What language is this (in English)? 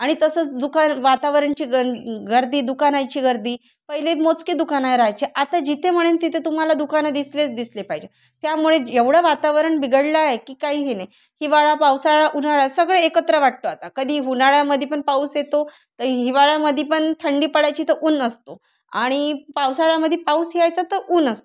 Marathi